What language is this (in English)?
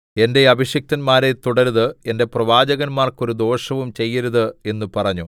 Malayalam